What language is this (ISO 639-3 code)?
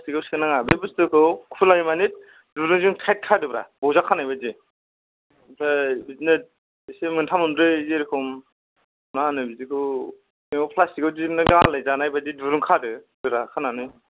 brx